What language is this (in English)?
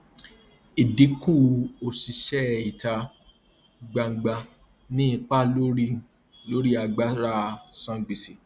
Yoruba